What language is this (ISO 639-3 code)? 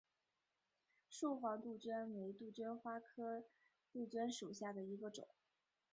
zho